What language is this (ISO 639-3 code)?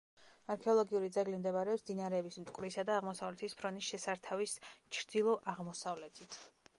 kat